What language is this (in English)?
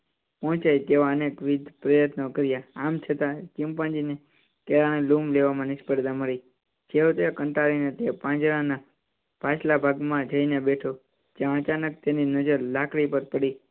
Gujarati